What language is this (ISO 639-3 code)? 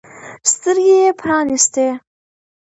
pus